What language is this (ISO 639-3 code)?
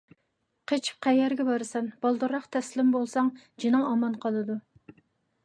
uig